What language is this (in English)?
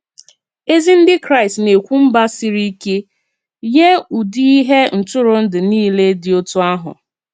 Igbo